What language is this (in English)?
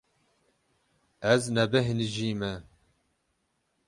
Kurdish